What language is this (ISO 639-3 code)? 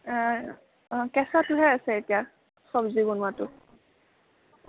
asm